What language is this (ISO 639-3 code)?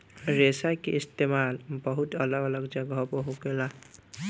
bho